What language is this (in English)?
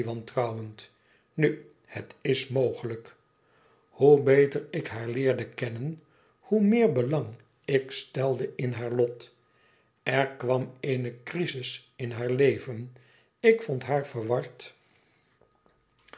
Dutch